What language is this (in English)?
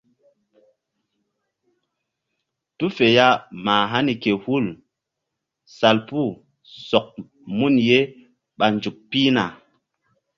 Mbum